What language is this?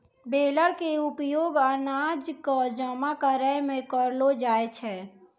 Maithili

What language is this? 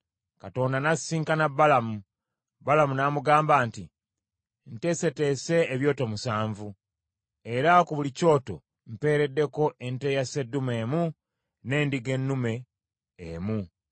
Ganda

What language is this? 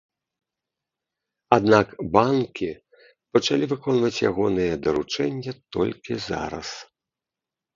Belarusian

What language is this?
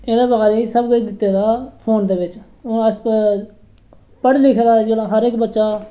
Dogri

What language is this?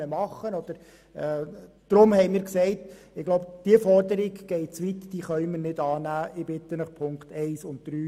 Swiss German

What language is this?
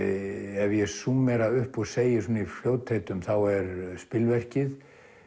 Icelandic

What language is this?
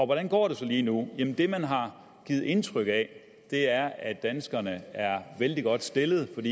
Danish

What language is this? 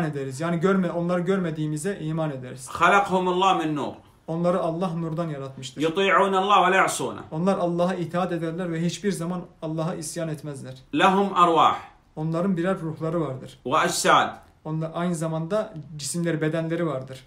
Turkish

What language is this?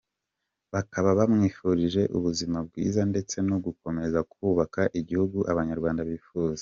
Kinyarwanda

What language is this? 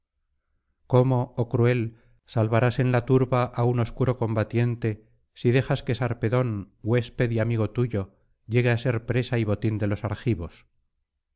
Spanish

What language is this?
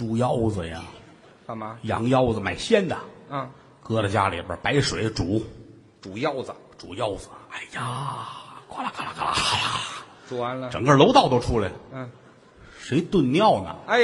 Chinese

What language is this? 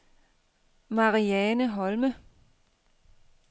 Danish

